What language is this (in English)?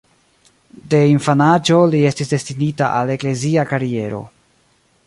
Esperanto